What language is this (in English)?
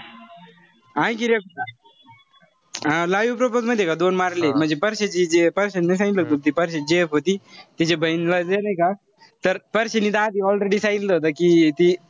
Marathi